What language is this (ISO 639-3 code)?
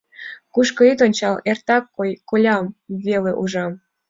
chm